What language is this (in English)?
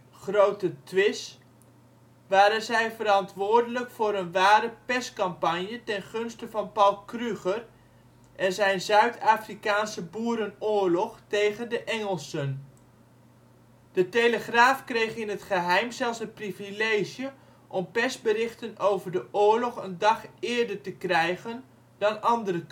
Dutch